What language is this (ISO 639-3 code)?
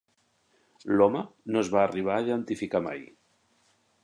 cat